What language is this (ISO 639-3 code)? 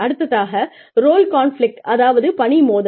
tam